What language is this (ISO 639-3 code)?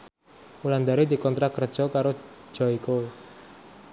jav